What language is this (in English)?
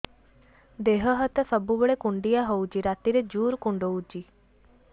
Odia